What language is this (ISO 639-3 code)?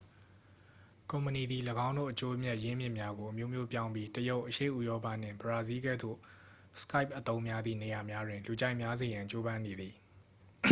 mya